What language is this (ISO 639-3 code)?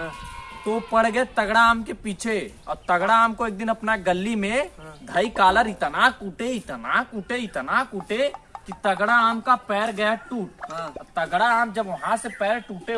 hin